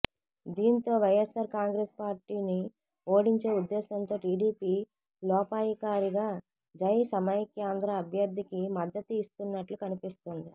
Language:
Telugu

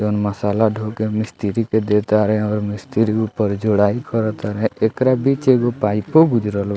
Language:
Bhojpuri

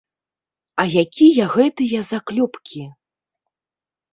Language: Belarusian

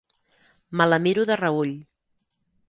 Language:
Catalan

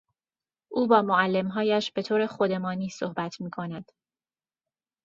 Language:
Persian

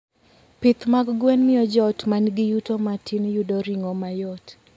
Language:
Luo (Kenya and Tanzania)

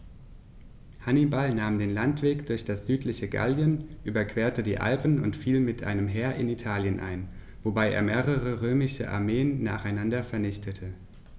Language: German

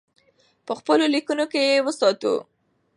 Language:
Pashto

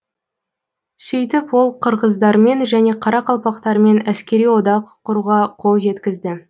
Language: Kazakh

